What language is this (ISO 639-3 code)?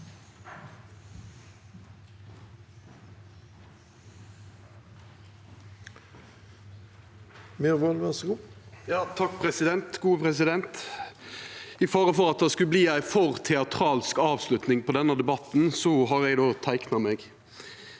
nor